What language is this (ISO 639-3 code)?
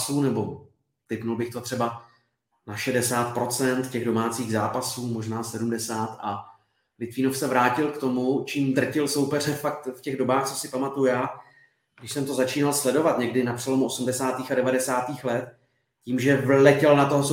ces